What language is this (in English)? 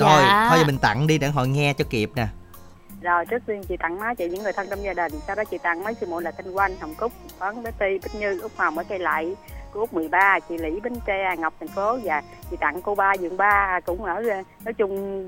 Vietnamese